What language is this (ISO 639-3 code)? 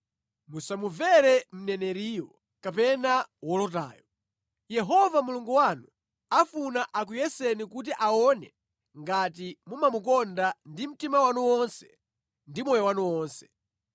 nya